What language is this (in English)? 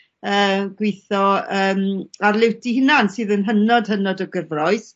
Welsh